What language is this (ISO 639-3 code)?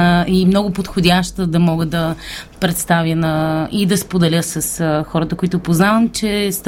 bul